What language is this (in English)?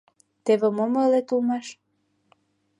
Mari